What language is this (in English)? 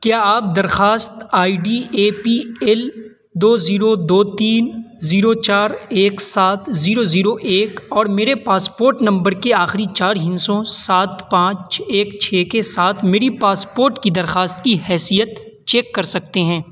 Urdu